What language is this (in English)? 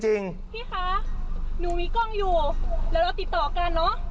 Thai